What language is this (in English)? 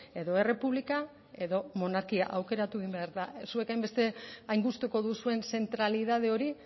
Basque